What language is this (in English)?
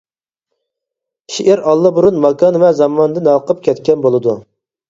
Uyghur